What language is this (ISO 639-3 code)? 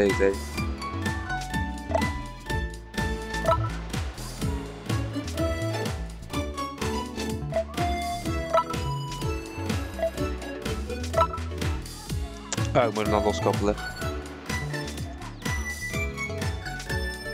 nld